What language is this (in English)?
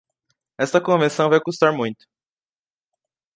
Portuguese